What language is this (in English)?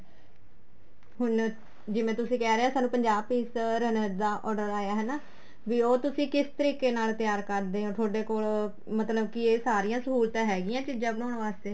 Punjabi